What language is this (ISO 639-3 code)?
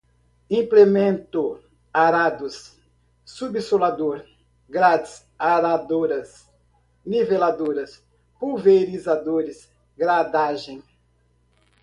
por